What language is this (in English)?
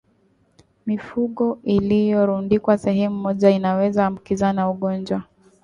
Swahili